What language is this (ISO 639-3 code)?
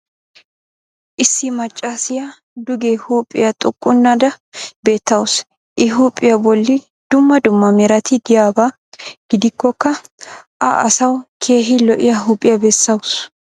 wal